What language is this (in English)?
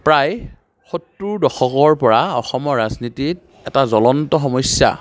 Assamese